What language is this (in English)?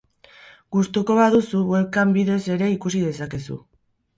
Basque